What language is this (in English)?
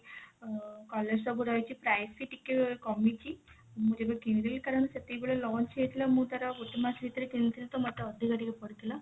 Odia